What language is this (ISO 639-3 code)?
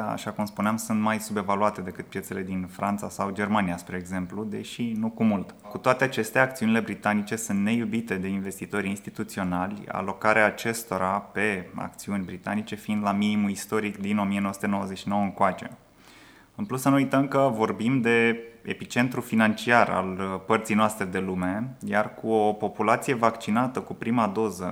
ron